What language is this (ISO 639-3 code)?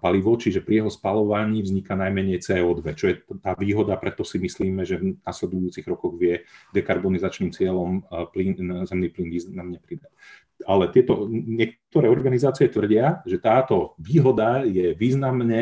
slk